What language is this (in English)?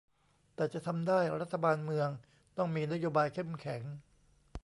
Thai